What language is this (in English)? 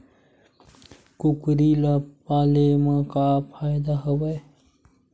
Chhattisgarhi